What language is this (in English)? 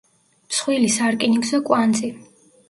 Georgian